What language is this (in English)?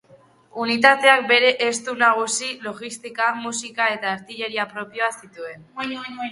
Basque